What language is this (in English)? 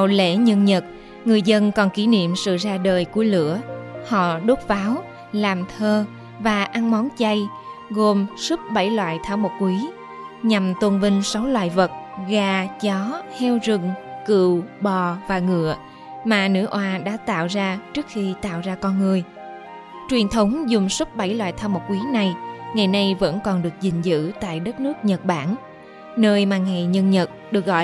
Vietnamese